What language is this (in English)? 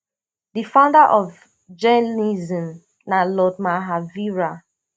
Nigerian Pidgin